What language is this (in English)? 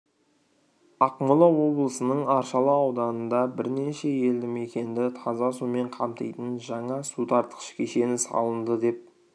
Kazakh